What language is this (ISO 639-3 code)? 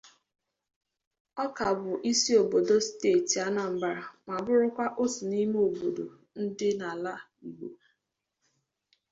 ibo